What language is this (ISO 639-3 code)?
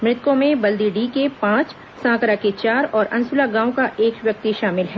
hin